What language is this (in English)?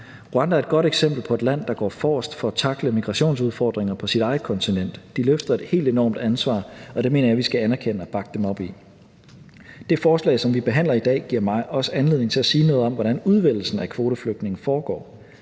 Danish